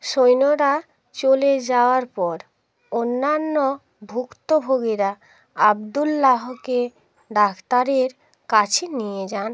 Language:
Bangla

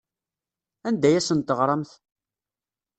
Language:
Kabyle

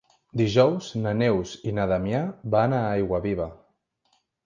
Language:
Catalan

